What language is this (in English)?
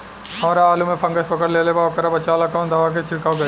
Bhojpuri